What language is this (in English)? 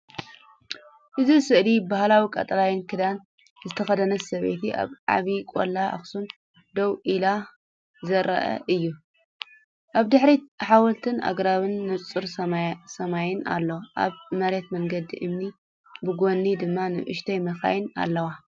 Tigrinya